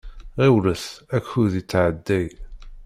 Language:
Kabyle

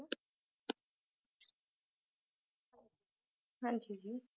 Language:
Punjabi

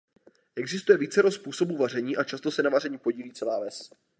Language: Czech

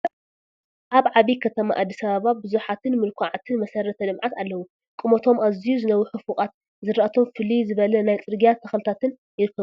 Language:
Tigrinya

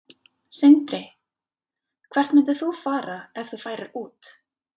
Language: Icelandic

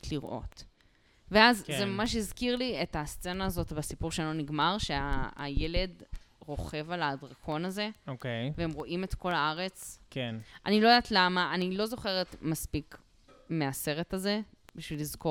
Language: Hebrew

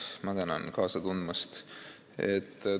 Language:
Estonian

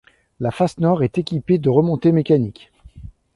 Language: French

